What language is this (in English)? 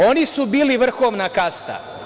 Serbian